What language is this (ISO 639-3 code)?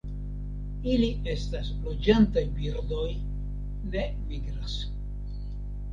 epo